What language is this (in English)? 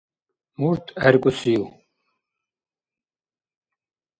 Dargwa